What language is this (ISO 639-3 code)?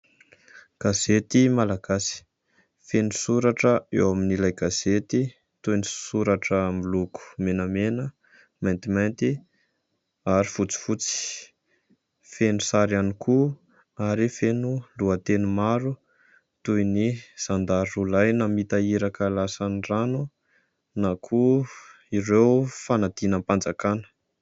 mlg